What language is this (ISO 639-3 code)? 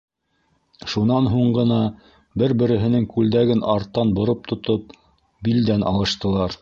bak